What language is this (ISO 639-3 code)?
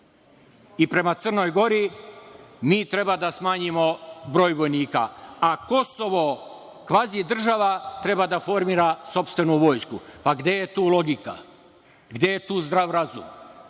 srp